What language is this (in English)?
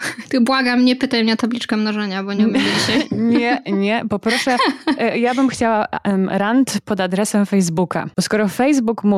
Polish